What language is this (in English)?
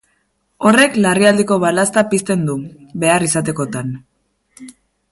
Basque